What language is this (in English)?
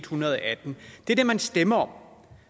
Danish